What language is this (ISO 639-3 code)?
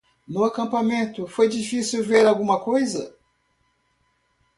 por